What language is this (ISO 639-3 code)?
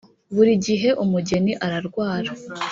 kin